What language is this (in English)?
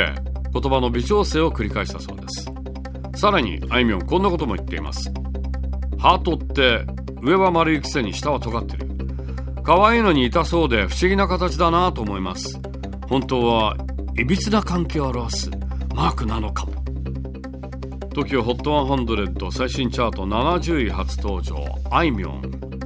Japanese